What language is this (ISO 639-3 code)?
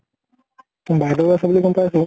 asm